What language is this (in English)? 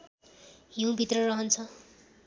Nepali